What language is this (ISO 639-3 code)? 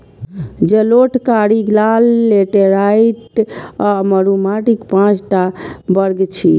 mai